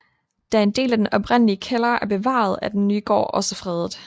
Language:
Danish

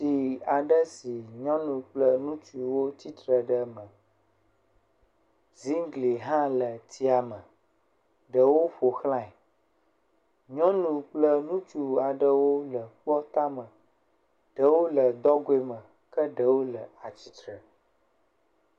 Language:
Ewe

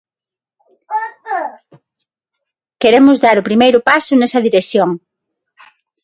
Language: Galician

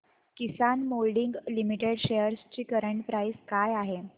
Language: Marathi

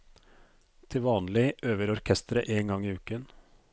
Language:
Norwegian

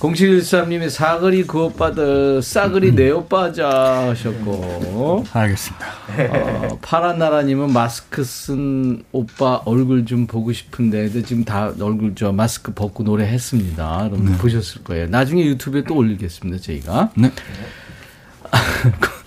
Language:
Korean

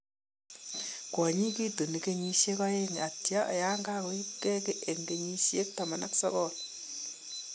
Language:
Kalenjin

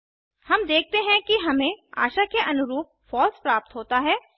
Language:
Hindi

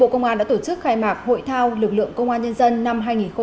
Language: Vietnamese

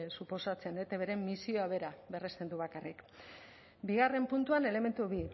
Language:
Basque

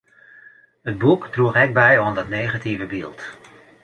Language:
Western Frisian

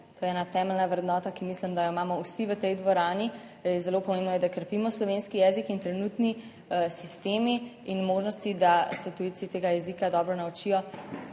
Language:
Slovenian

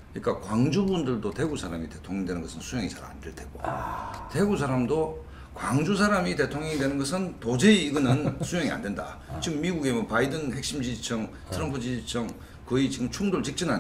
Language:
Korean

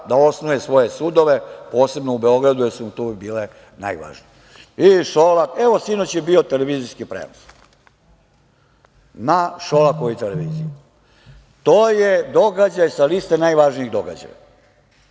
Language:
Serbian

